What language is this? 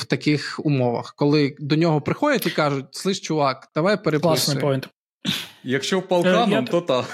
Ukrainian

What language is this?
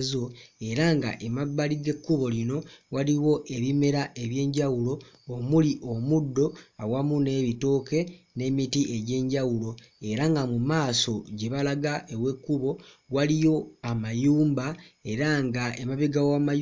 Ganda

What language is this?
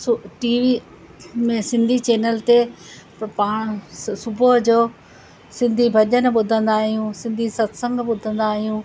Sindhi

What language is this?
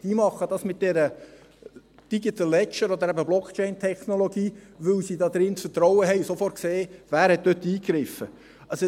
Swiss German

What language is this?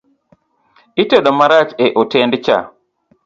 Luo (Kenya and Tanzania)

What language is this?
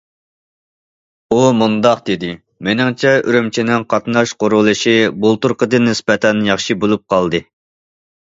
Uyghur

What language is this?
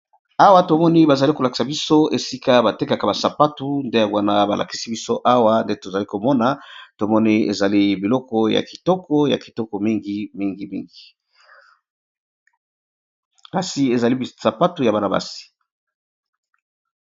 Lingala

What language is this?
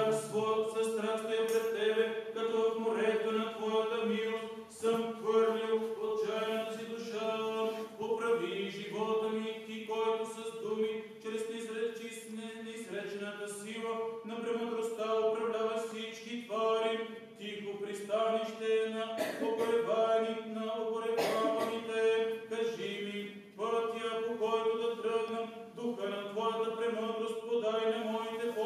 Bulgarian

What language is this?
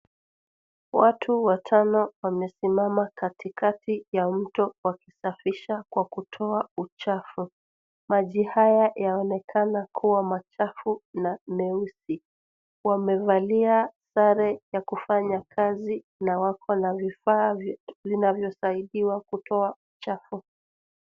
Swahili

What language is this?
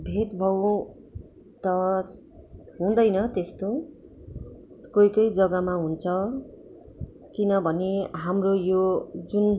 Nepali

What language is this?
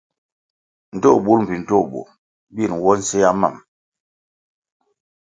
Kwasio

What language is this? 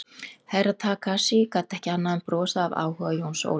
Icelandic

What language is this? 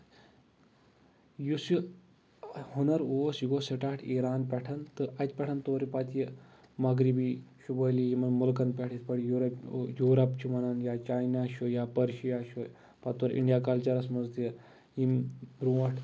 Kashmiri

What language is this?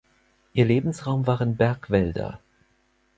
German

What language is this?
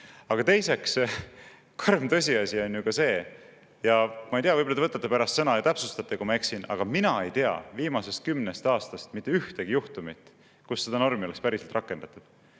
Estonian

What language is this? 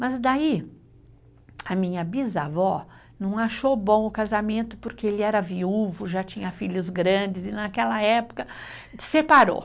Portuguese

